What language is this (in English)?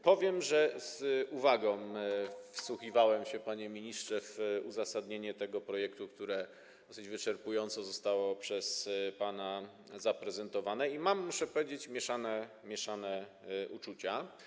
Polish